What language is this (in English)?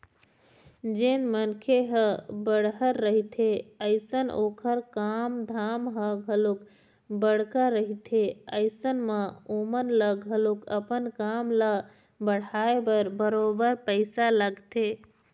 Chhattisgarhi